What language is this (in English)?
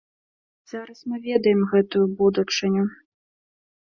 Belarusian